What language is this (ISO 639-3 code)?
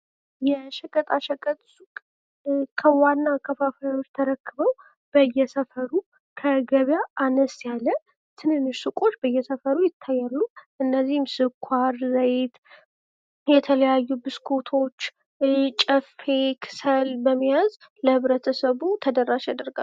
amh